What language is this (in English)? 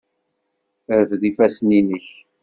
Kabyle